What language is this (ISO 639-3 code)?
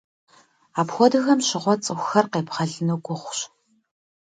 kbd